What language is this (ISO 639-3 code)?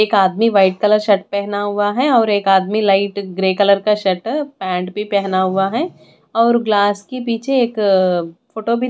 hin